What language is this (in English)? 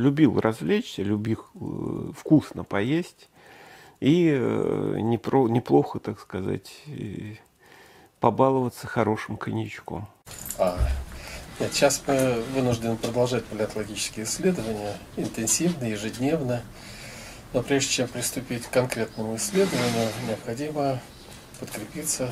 Russian